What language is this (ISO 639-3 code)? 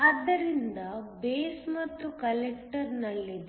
kan